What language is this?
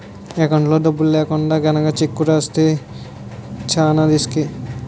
Telugu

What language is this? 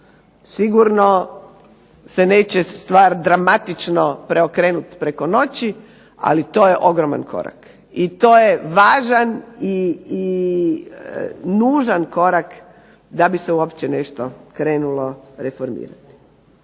Croatian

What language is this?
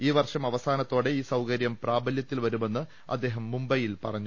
Malayalam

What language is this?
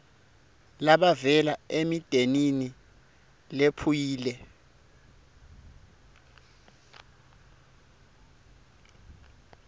Swati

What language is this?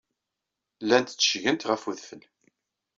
Kabyle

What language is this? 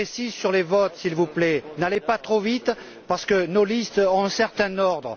French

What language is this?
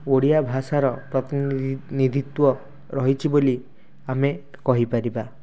Odia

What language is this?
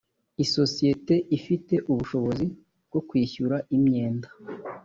Kinyarwanda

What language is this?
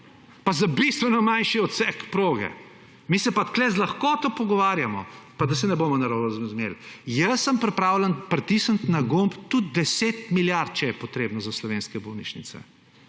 Slovenian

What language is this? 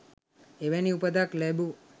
Sinhala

